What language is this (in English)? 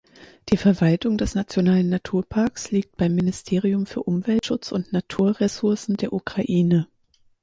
German